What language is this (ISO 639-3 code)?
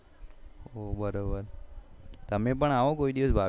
guj